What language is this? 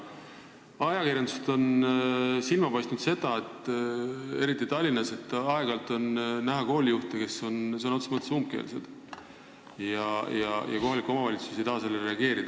Estonian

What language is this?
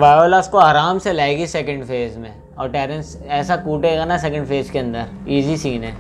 Hindi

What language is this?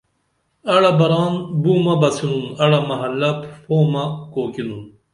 Dameli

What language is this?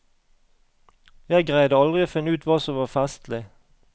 Norwegian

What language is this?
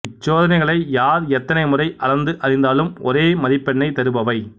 Tamil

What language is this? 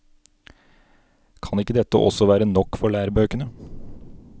Norwegian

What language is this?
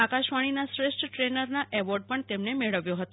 Gujarati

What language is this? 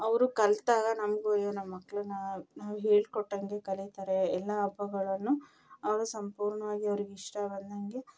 Kannada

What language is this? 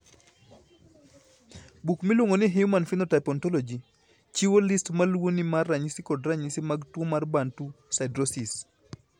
Luo (Kenya and Tanzania)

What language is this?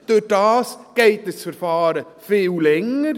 Swiss German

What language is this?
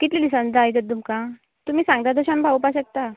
Konkani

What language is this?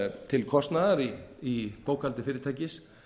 Icelandic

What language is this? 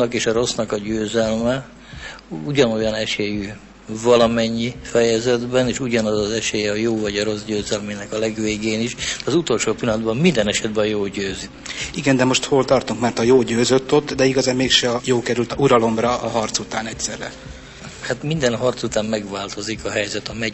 Hungarian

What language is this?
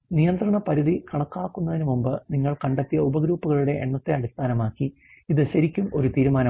Malayalam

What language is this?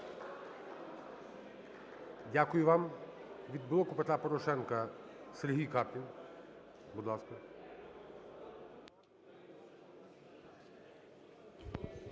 Ukrainian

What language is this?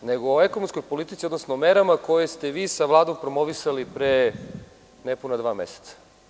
Serbian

